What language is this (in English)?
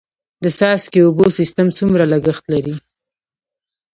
Pashto